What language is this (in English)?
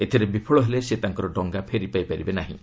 Odia